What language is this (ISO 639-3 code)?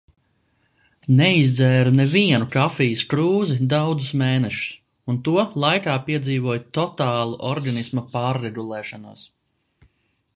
lav